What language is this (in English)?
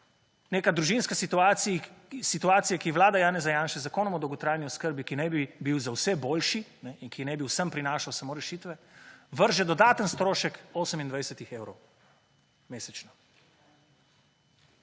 Slovenian